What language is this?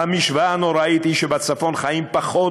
Hebrew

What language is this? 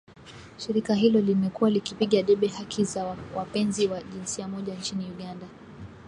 Swahili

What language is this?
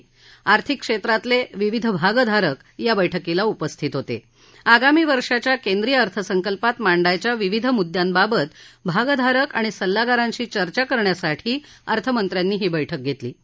Marathi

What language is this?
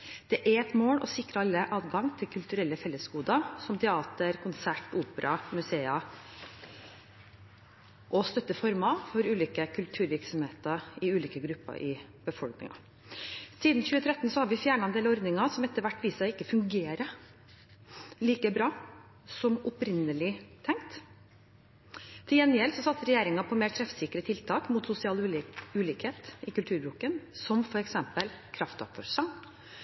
Norwegian Bokmål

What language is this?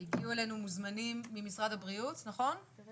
Hebrew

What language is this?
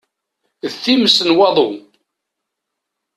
Kabyle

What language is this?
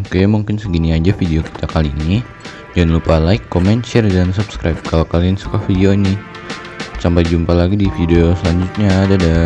Indonesian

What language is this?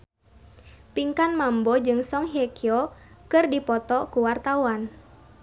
Sundanese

